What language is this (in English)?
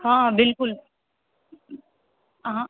Maithili